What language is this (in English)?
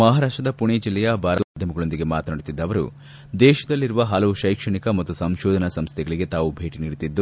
Kannada